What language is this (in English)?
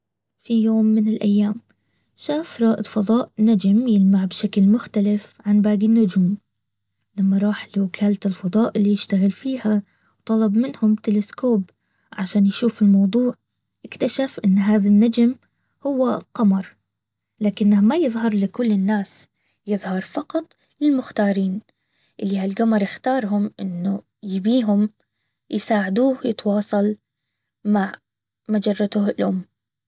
Baharna Arabic